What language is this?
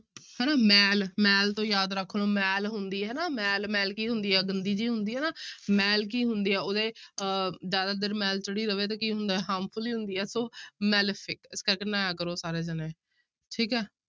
Punjabi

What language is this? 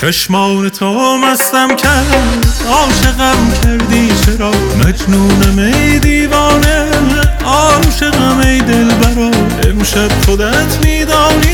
Persian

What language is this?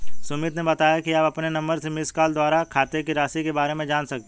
Hindi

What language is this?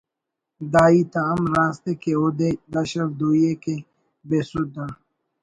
Brahui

